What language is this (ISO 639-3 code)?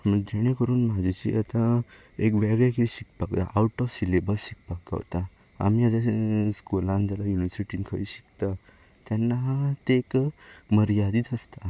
kok